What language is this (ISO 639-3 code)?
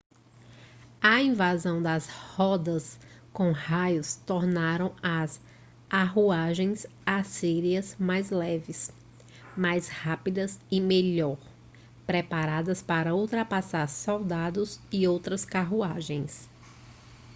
por